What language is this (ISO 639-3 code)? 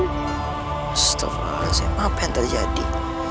ind